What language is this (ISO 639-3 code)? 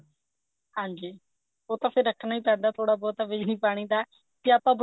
pan